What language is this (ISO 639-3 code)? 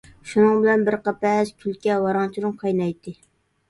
uig